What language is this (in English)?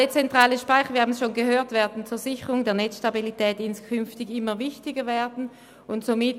Swiss German